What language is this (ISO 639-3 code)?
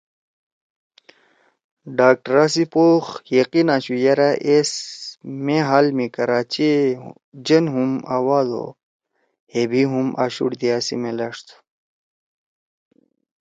trw